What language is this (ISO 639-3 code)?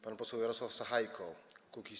pol